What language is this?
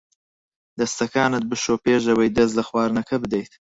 Central Kurdish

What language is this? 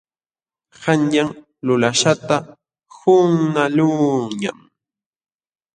Jauja Wanca Quechua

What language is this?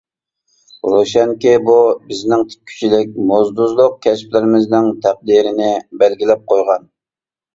Uyghur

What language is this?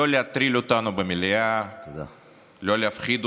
Hebrew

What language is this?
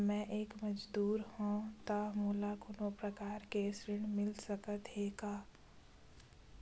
Chhattisgarhi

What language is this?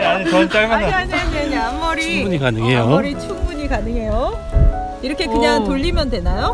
Korean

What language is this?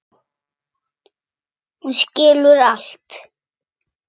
Icelandic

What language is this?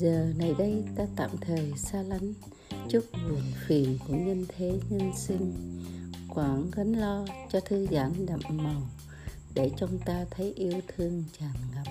Vietnamese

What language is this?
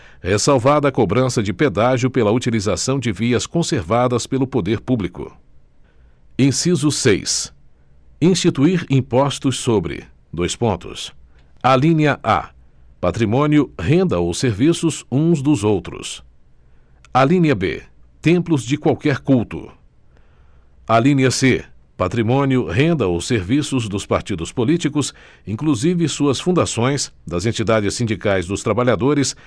Portuguese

